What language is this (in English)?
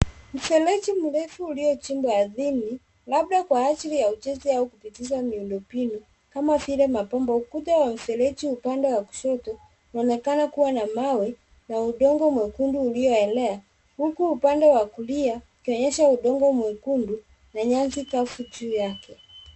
Swahili